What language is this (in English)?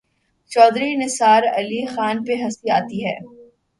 Urdu